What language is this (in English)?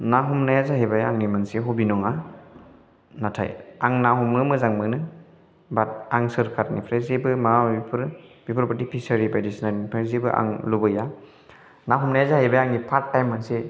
Bodo